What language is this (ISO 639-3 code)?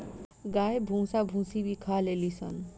bho